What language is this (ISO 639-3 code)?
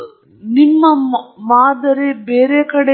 kan